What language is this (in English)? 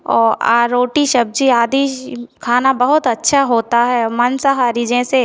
Hindi